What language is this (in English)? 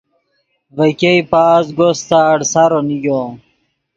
Yidgha